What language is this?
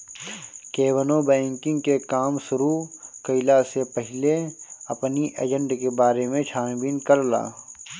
Bhojpuri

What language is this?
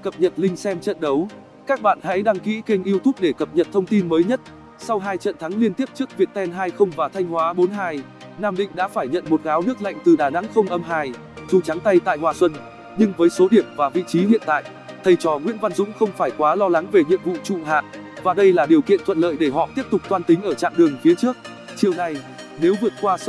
Vietnamese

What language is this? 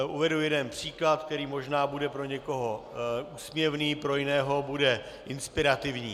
Czech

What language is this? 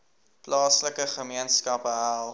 Afrikaans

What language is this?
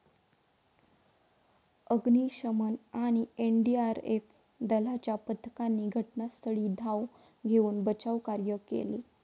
Marathi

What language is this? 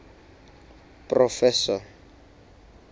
Southern Sotho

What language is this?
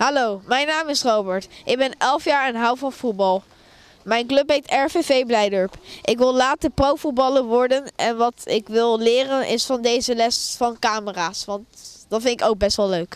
Dutch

